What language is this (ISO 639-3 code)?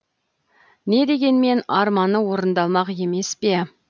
kaz